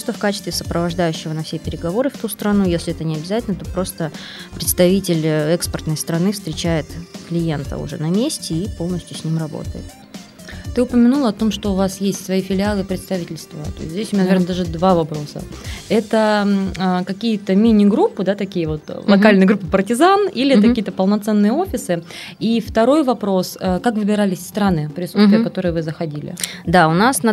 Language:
Russian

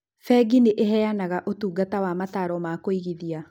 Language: Kikuyu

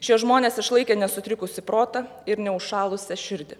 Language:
Lithuanian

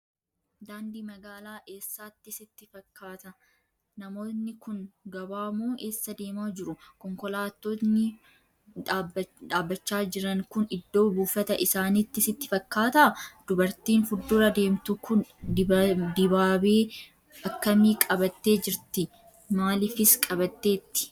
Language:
Oromo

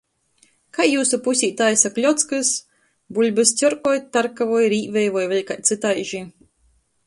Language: Latgalian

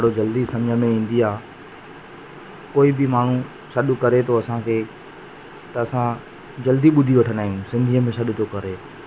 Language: Sindhi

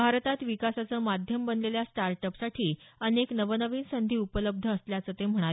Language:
Marathi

